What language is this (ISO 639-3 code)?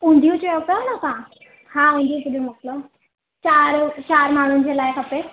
snd